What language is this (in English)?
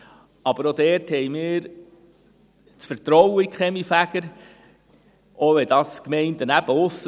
Swiss German